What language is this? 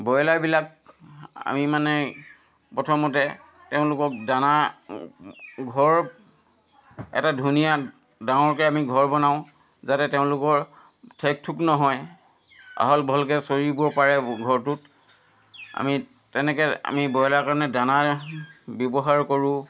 Assamese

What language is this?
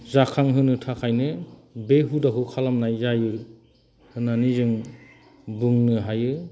Bodo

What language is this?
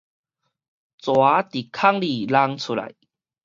Min Nan Chinese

